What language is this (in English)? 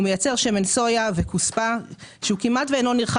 Hebrew